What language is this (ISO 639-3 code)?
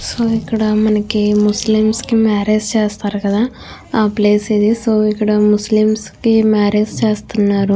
tel